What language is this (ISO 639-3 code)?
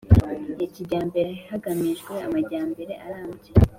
kin